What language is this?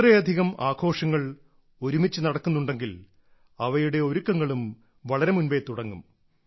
Malayalam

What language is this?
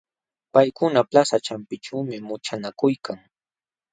Jauja Wanca Quechua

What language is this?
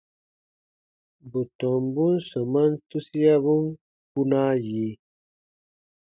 Baatonum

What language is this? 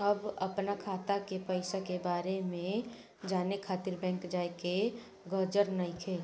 Bhojpuri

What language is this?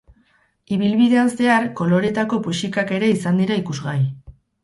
Basque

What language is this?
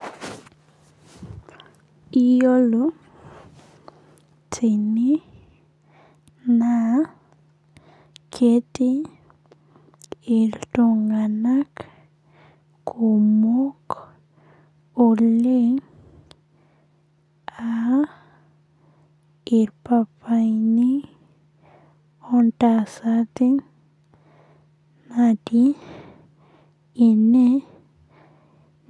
Masai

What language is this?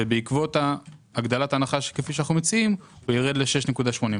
Hebrew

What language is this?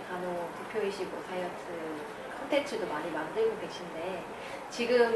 Korean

